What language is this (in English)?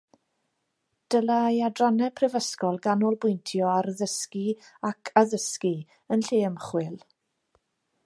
Welsh